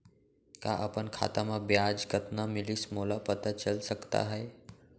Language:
Chhattisgarhi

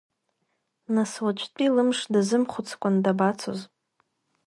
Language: Abkhazian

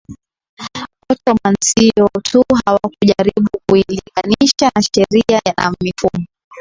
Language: Swahili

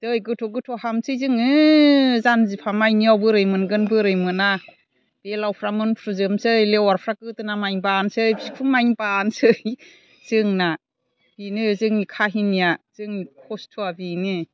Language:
Bodo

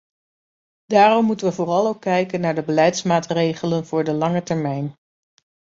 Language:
Dutch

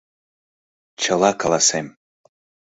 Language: Mari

